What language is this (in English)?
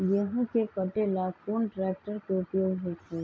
Magahi